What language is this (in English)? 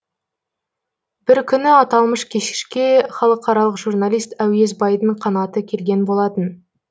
Kazakh